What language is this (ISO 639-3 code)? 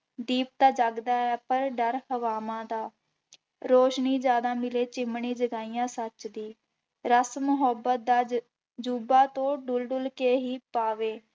pan